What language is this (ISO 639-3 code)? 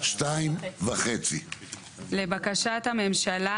heb